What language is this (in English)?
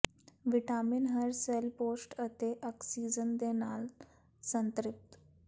Punjabi